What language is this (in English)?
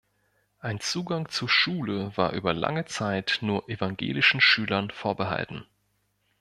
German